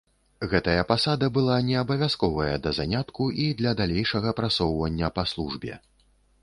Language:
Belarusian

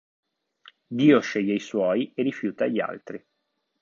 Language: Italian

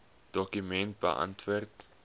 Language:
Afrikaans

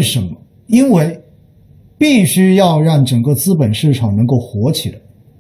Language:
Chinese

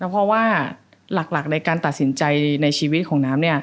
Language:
Thai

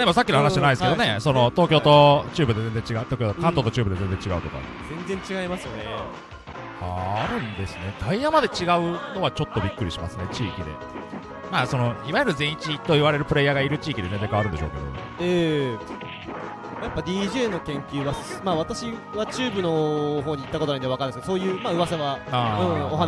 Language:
Japanese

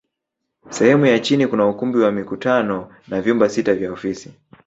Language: Swahili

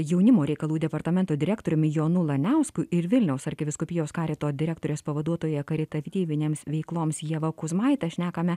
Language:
Lithuanian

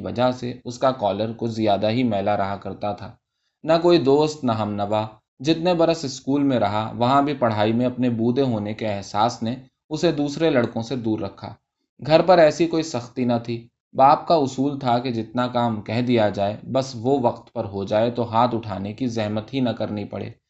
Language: Urdu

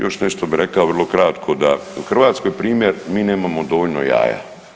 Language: Croatian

